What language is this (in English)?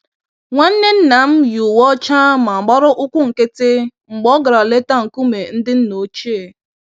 Igbo